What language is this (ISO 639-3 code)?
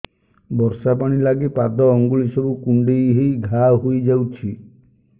ori